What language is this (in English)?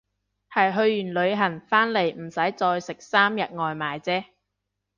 Cantonese